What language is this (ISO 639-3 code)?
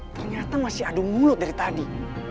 ind